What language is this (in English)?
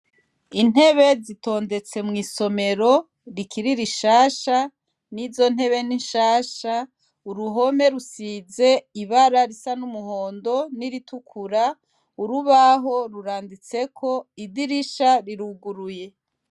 Rundi